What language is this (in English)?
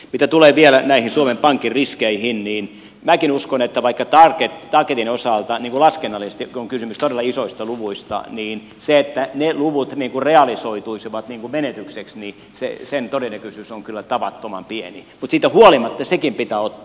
Finnish